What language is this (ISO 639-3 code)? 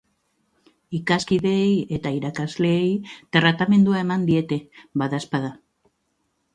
eus